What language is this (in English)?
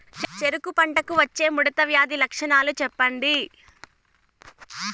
Telugu